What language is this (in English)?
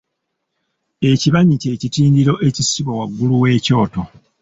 Ganda